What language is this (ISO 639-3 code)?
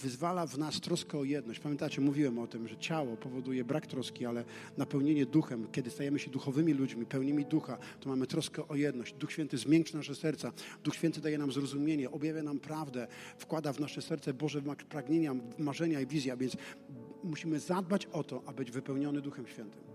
pol